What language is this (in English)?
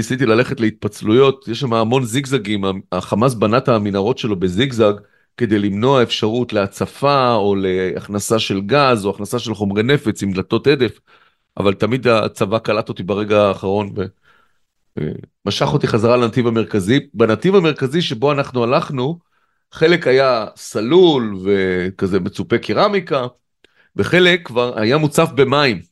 Hebrew